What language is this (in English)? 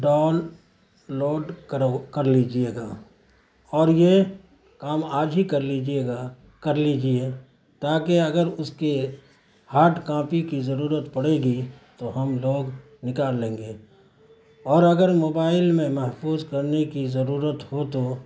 Urdu